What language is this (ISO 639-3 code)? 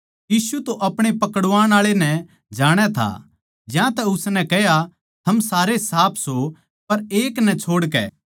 bgc